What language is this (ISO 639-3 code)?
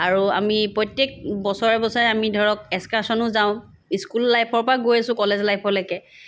asm